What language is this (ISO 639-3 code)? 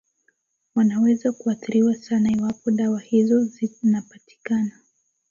swa